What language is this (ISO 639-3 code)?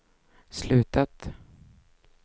swe